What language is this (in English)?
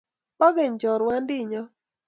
Kalenjin